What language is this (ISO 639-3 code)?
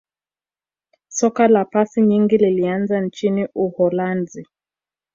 swa